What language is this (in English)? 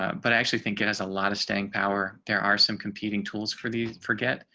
English